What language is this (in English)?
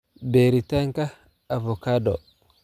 Somali